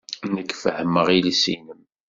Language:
Kabyle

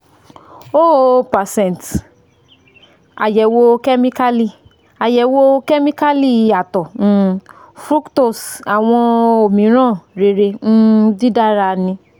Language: Yoruba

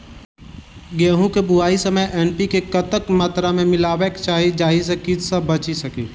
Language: Maithili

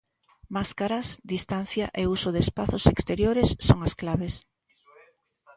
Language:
Galician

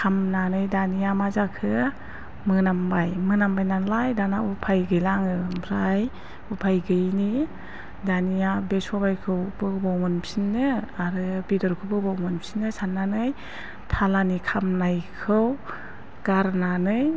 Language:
Bodo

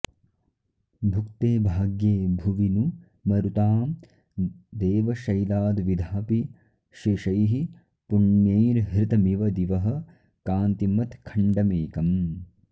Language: Sanskrit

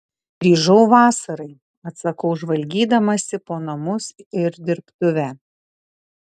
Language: Lithuanian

